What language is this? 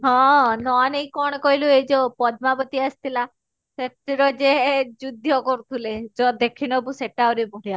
Odia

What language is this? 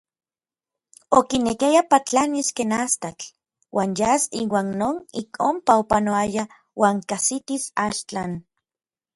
Orizaba Nahuatl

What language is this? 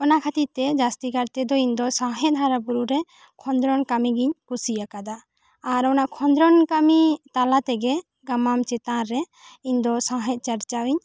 Santali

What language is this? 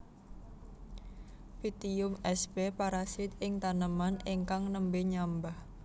Javanese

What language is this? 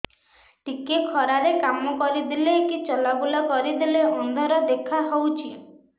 Odia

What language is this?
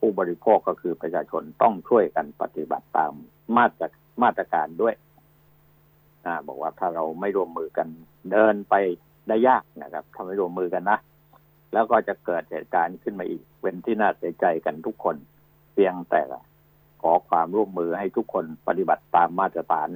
Thai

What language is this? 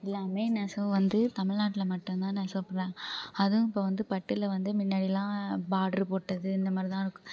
Tamil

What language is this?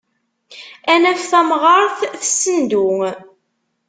Kabyle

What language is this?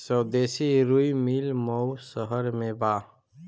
Bhojpuri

